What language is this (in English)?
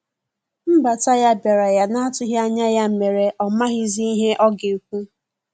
Igbo